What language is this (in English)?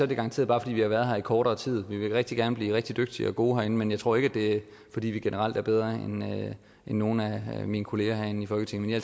Danish